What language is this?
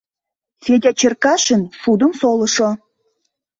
Mari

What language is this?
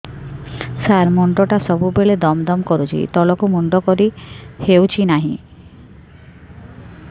Odia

